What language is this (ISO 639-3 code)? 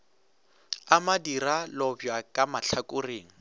nso